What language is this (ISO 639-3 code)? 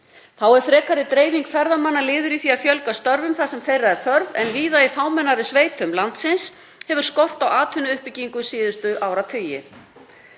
isl